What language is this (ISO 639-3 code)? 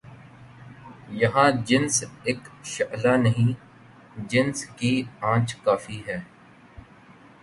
urd